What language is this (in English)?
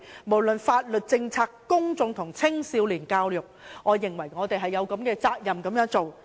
Cantonese